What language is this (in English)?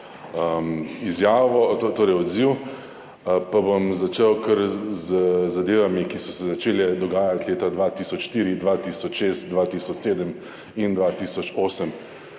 Slovenian